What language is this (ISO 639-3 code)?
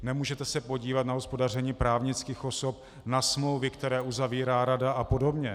ces